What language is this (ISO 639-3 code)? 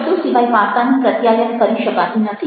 guj